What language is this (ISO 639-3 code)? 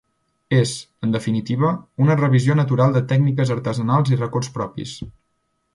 cat